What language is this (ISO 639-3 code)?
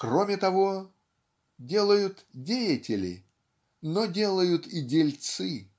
rus